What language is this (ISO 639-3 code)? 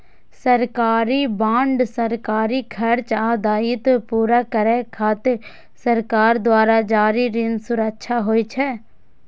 mai